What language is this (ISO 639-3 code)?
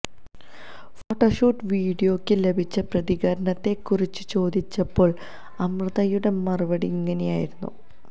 mal